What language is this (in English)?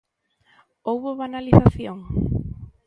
Galician